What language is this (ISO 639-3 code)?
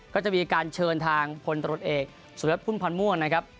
tha